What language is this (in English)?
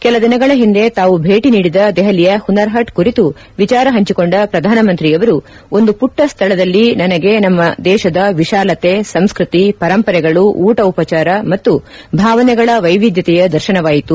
Kannada